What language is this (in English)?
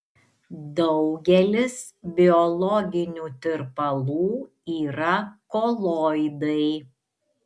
Lithuanian